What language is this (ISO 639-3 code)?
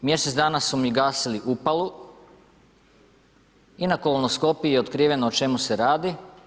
hrv